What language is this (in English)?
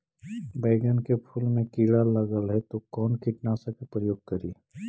Magahi